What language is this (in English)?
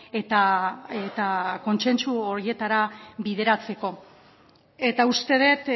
Basque